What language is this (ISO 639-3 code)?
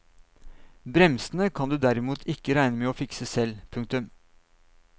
nor